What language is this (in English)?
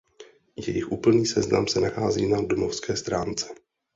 Czech